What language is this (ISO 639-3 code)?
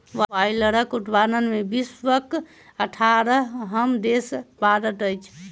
mai